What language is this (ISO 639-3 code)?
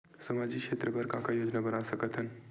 hne